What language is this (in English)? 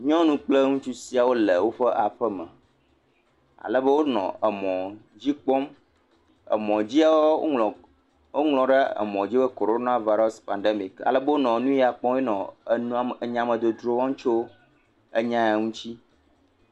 Ewe